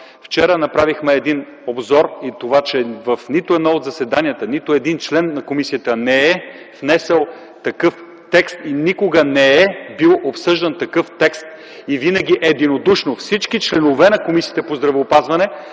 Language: Bulgarian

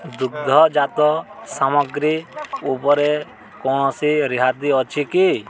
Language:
Odia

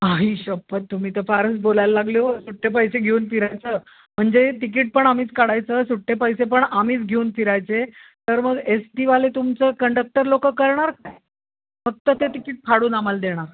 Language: Marathi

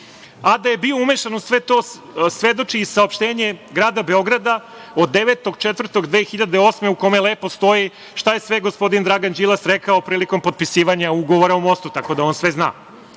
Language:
Serbian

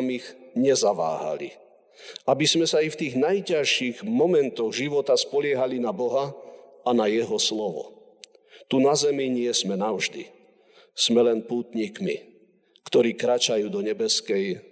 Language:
Slovak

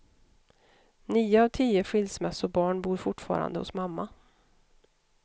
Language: Swedish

